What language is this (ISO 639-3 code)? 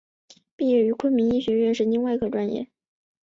zho